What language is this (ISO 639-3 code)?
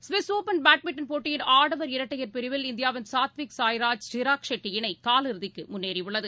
tam